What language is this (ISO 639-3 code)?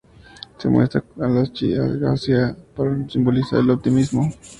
spa